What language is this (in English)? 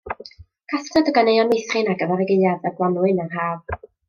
Welsh